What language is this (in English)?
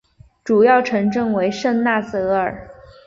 Chinese